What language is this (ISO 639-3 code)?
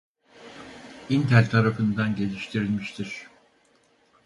tur